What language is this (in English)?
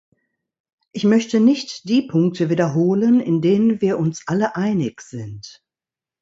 German